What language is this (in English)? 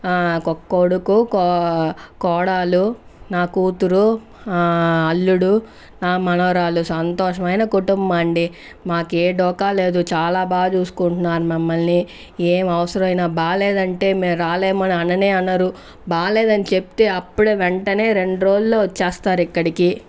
Telugu